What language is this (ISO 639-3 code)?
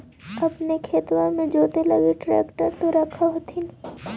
mag